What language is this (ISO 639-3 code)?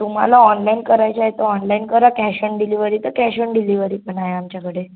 mar